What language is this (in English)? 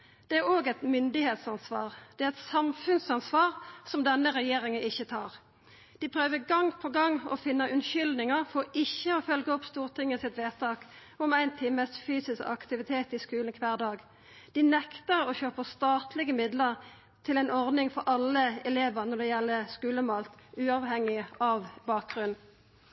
Norwegian Nynorsk